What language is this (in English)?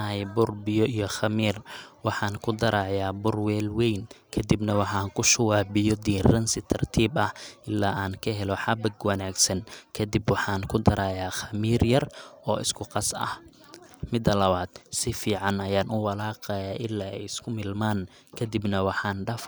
Somali